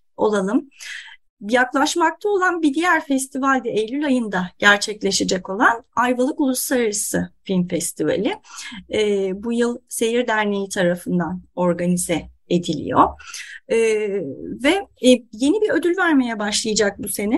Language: Turkish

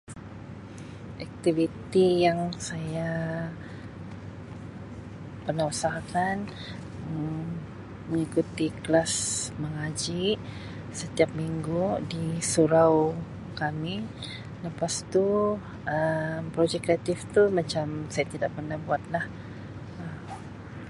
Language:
Sabah Malay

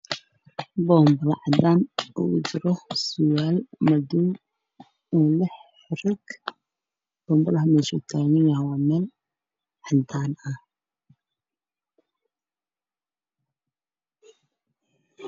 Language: Somali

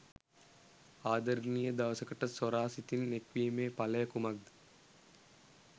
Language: Sinhala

